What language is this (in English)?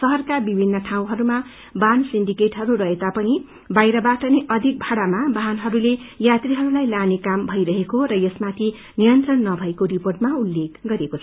Nepali